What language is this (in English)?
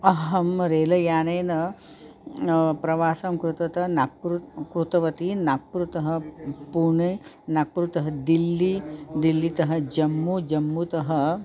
Sanskrit